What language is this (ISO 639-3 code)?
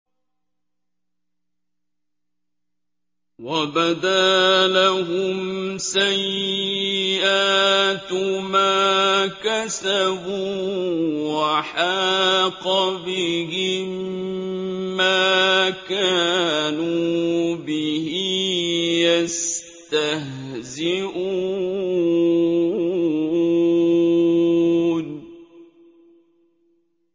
ara